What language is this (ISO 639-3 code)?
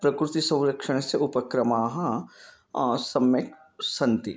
san